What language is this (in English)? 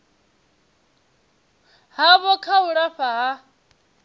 Venda